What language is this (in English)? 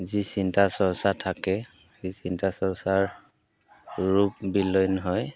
Assamese